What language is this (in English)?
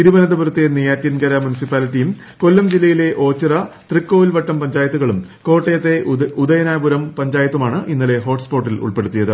Malayalam